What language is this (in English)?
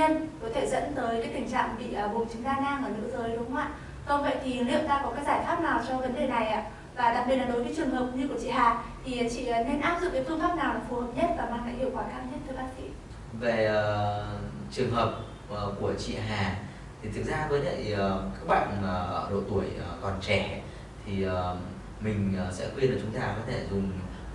Vietnamese